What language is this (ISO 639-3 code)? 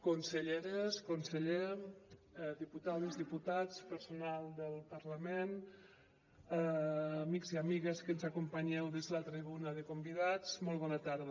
cat